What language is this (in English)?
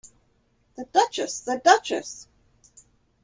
English